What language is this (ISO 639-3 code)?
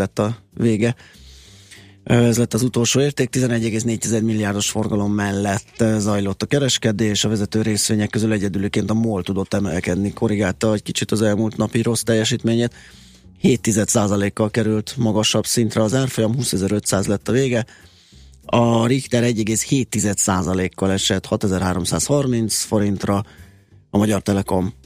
hun